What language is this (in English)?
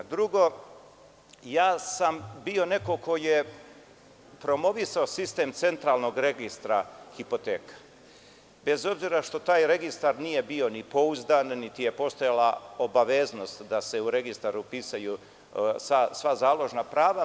Serbian